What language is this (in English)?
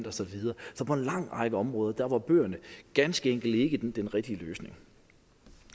Danish